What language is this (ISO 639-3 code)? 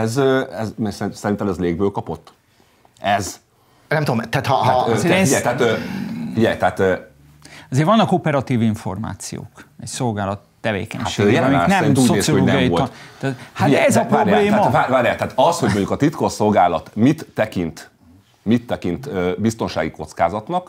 hun